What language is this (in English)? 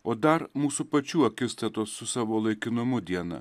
Lithuanian